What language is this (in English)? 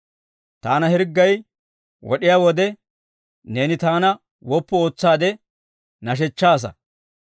Dawro